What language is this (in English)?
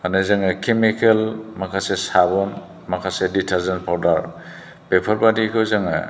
Bodo